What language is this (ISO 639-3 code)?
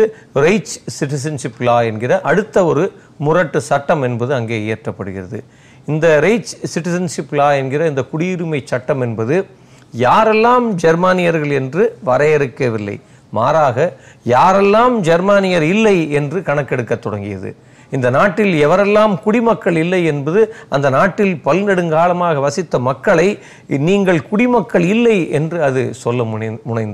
tam